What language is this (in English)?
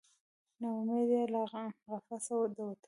Pashto